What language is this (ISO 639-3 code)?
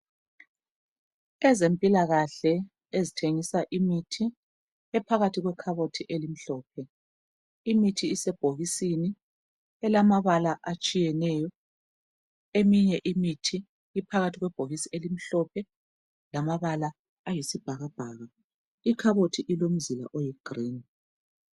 nde